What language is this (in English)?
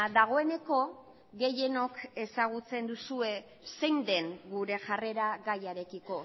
Basque